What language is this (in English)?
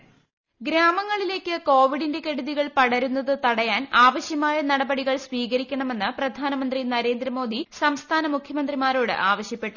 Malayalam